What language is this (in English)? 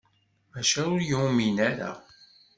Kabyle